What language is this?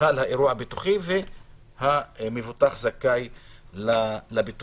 Hebrew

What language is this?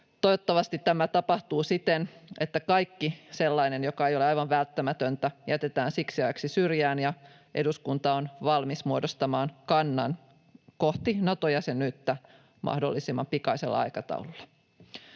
Finnish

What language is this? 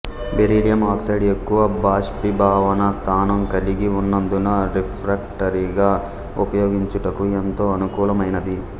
Telugu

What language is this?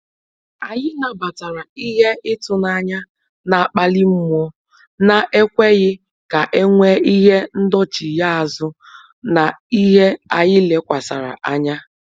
Igbo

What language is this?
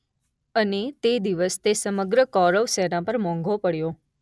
Gujarati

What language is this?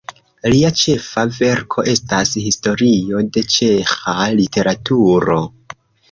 Esperanto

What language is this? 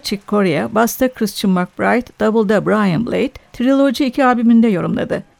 Turkish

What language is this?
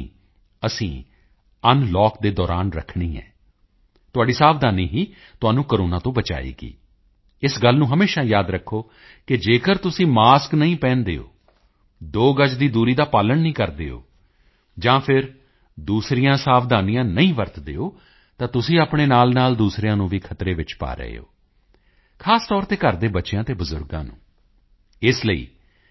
Punjabi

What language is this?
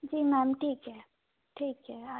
Hindi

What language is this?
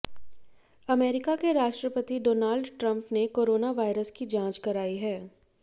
Hindi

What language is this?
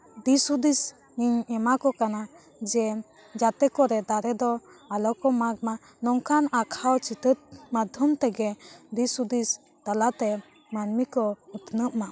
Santali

